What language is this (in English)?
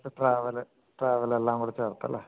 Malayalam